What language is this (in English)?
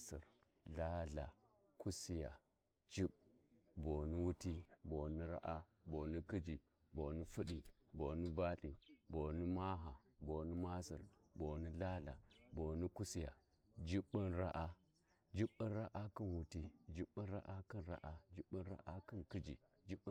Warji